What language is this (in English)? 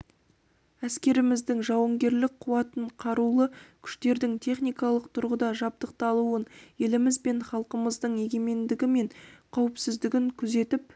Kazakh